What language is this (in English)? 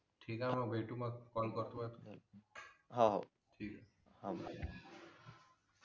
Marathi